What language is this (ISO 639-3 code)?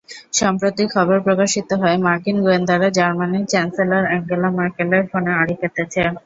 ben